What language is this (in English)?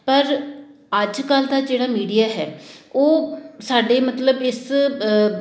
Punjabi